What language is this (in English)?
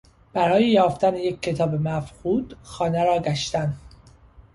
Persian